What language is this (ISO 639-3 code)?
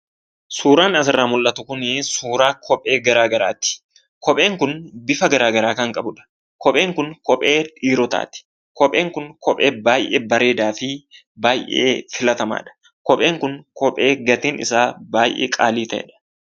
orm